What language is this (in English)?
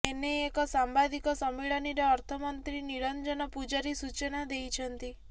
Odia